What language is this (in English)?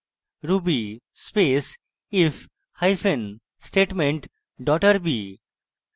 Bangla